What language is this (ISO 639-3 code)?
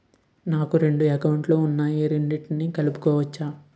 tel